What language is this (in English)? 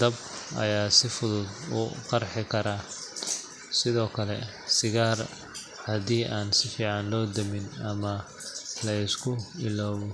Somali